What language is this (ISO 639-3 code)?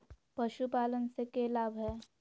mag